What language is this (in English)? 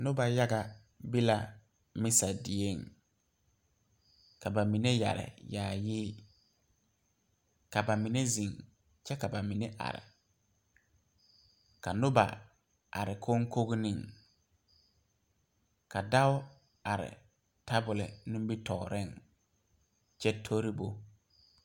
Southern Dagaare